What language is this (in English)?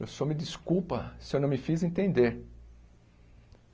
Portuguese